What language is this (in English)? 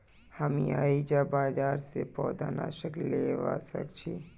Magahi